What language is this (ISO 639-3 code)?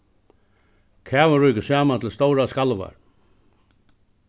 fao